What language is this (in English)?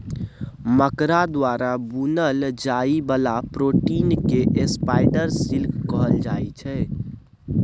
Maithili